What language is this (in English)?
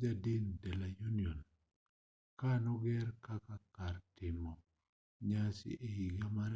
Luo (Kenya and Tanzania)